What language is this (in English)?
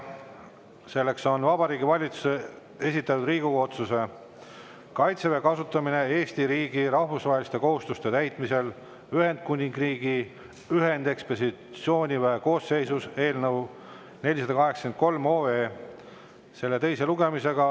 Estonian